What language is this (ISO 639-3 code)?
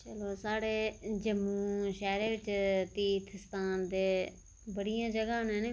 doi